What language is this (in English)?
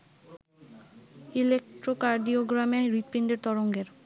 Bangla